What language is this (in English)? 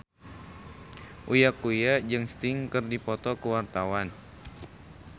Sundanese